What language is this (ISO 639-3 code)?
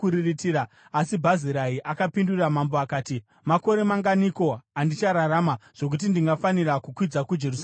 sna